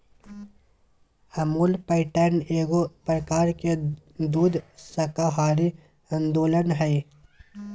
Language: Magahi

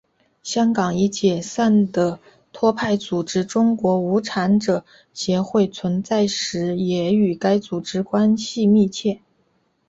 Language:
Chinese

